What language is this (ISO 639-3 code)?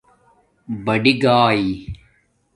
dmk